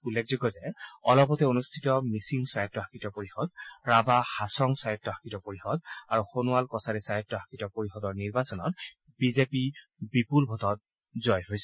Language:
Assamese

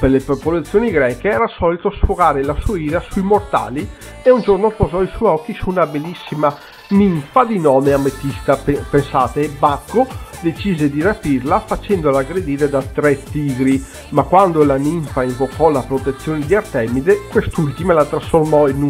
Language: Italian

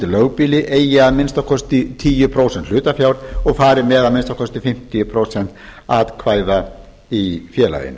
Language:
Icelandic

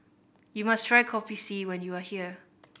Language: English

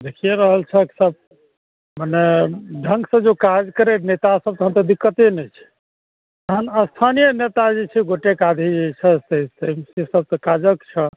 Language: Maithili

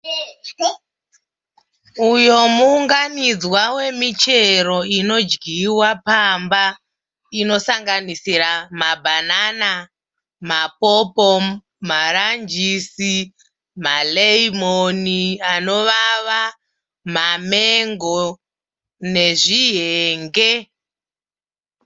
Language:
Shona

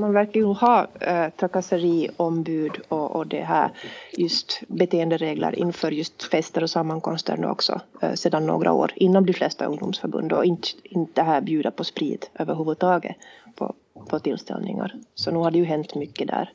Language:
Swedish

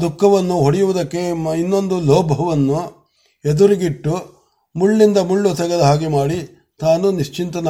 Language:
Marathi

